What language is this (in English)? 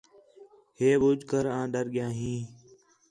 Khetrani